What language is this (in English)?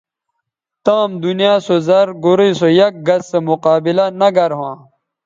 Bateri